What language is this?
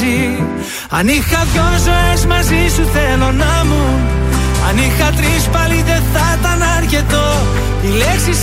Greek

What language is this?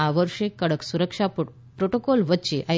Gujarati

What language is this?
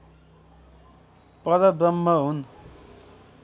Nepali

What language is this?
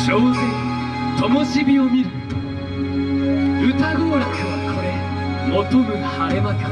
Japanese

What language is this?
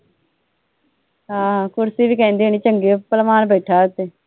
Punjabi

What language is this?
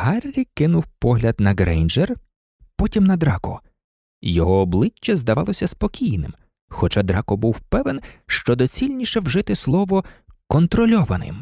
Ukrainian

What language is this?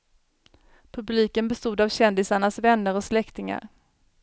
Swedish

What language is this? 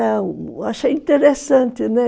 Portuguese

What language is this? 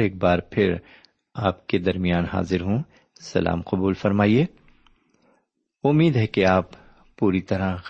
Urdu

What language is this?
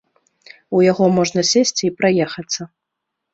Belarusian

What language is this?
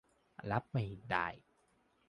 Thai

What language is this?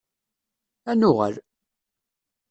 Kabyle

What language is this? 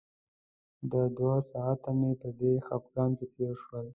Pashto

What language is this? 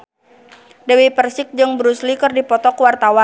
Sundanese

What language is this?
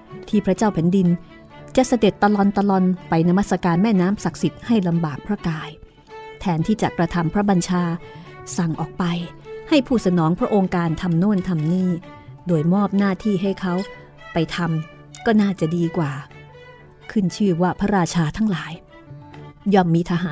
Thai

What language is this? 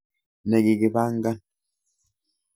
Kalenjin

